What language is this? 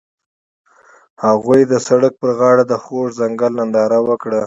Pashto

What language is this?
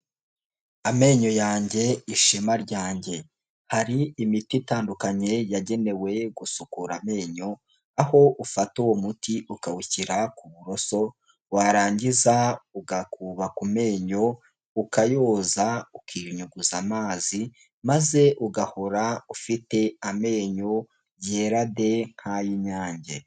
Kinyarwanda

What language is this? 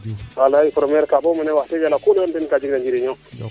Serer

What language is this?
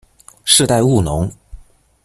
Chinese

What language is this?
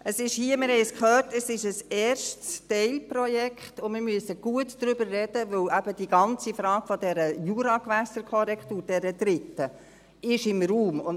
Swiss German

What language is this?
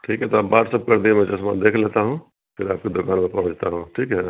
Urdu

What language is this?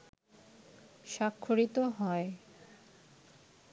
Bangla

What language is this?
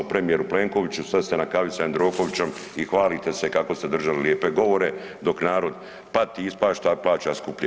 Croatian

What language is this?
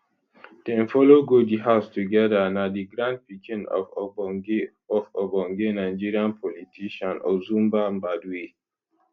Nigerian Pidgin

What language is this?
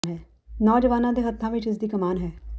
Punjabi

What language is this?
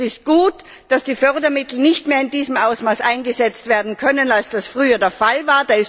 German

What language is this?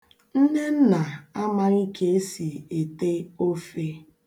Igbo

